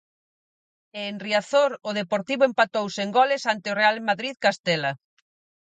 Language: Galician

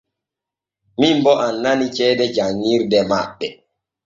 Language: Borgu Fulfulde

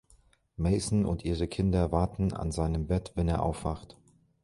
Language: German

